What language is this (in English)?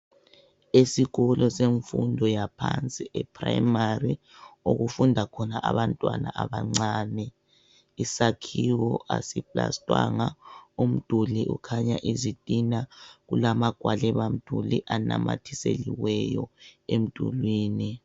North Ndebele